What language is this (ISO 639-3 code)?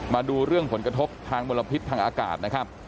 tha